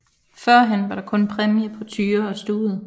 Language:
Danish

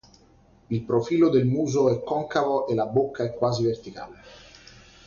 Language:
Italian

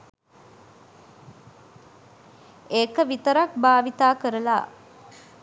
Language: Sinhala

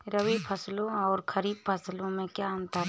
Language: Hindi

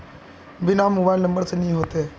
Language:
Magahi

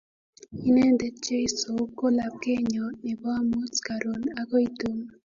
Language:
Kalenjin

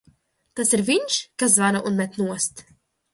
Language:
Latvian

